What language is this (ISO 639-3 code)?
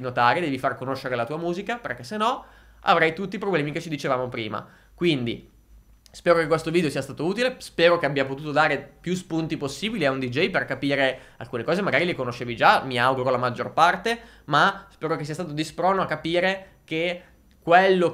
ita